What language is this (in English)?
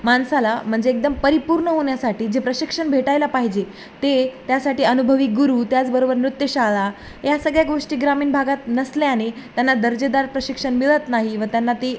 Marathi